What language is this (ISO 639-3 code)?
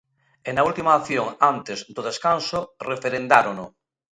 glg